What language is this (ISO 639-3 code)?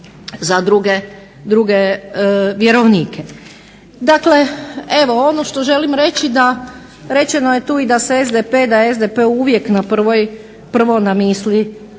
hrv